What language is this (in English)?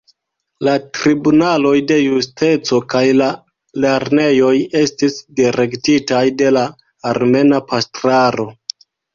Esperanto